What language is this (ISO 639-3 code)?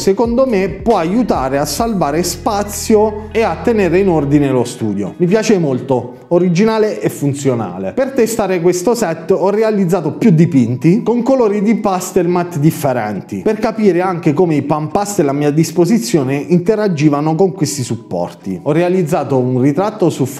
ita